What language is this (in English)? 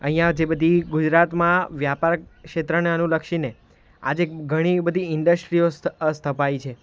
Gujarati